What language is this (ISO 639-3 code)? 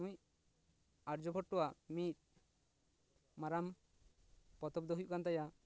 sat